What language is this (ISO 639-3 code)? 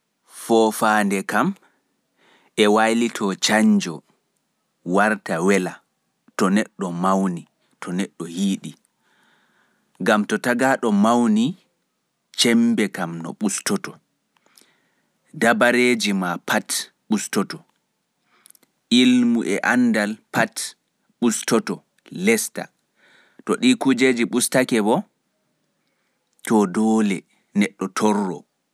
fuf